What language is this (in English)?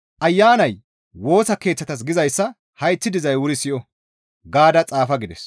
Gamo